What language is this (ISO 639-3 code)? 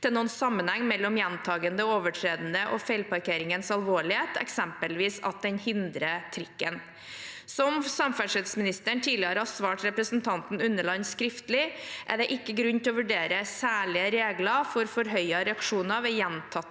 nor